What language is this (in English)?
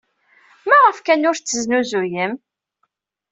Kabyle